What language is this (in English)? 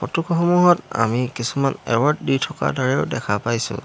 Assamese